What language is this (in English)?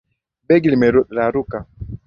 Swahili